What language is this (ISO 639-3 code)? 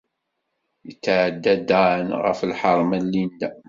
kab